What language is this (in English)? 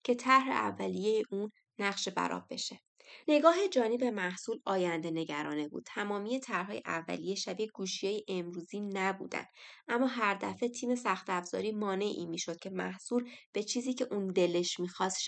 Persian